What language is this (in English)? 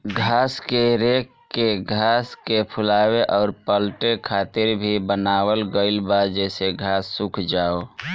Bhojpuri